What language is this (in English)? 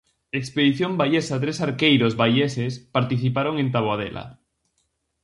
Galician